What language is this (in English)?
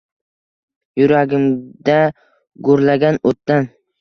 Uzbek